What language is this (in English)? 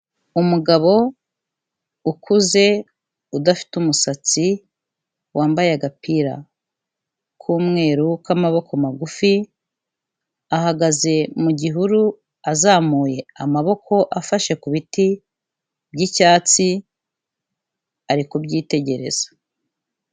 Kinyarwanda